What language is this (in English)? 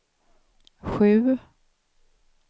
Swedish